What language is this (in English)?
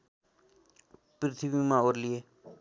Nepali